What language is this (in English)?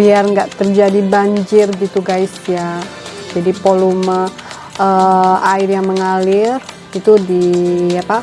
Indonesian